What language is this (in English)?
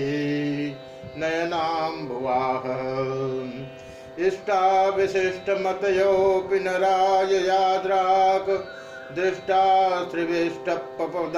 Hindi